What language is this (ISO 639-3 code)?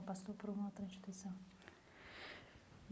por